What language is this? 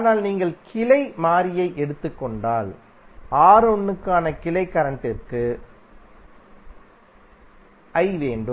Tamil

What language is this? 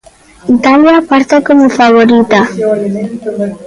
Galician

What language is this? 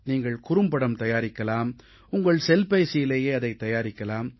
Tamil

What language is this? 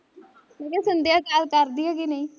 Punjabi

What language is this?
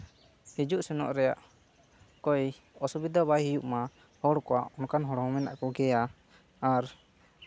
Santali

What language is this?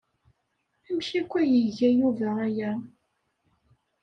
Kabyle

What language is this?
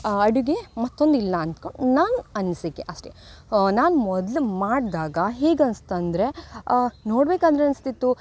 Kannada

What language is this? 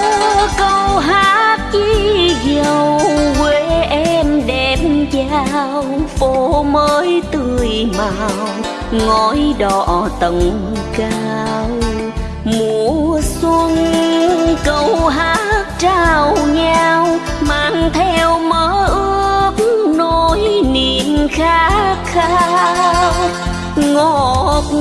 Vietnamese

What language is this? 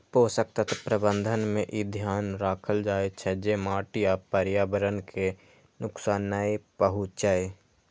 Maithili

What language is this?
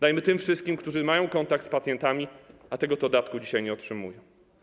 Polish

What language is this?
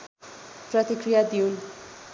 Nepali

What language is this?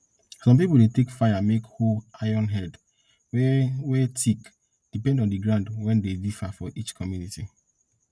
Nigerian Pidgin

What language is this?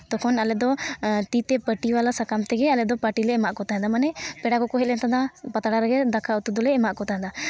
Santali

